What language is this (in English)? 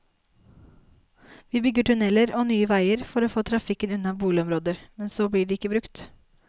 Norwegian